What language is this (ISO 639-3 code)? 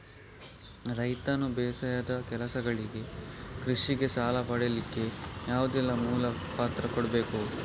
kan